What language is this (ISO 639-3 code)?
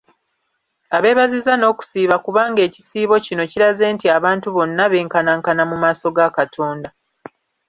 lug